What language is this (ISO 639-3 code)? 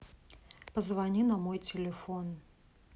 rus